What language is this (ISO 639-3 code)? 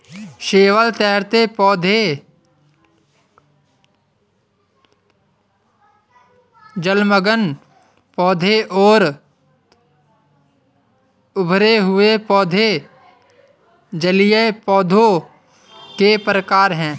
hin